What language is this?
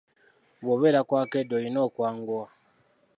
Ganda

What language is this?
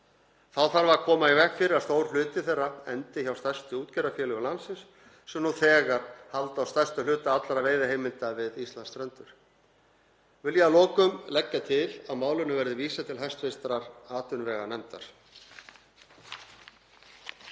Icelandic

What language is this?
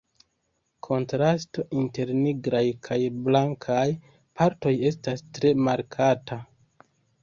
Esperanto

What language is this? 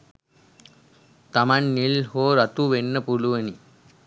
Sinhala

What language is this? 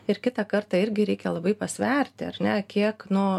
Lithuanian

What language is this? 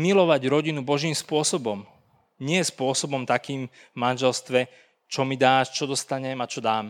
Slovak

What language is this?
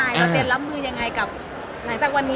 Thai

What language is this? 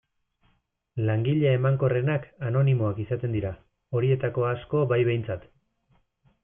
Basque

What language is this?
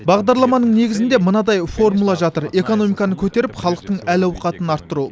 Kazakh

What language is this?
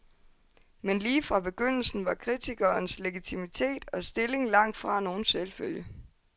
Danish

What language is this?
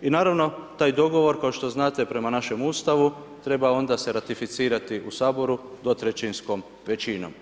Croatian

